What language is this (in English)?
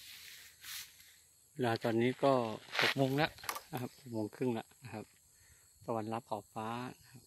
Thai